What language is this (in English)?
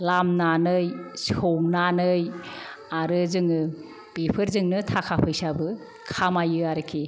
Bodo